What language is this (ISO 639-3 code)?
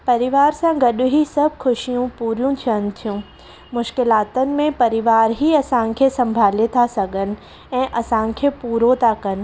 snd